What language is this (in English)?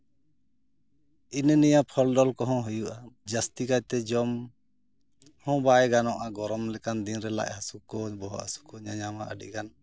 Santali